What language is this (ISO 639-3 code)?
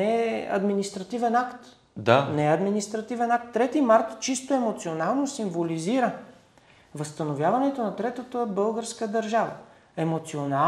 bul